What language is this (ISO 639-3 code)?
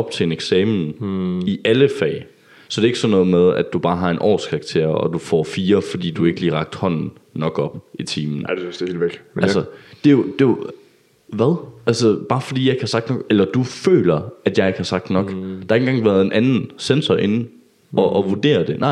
dan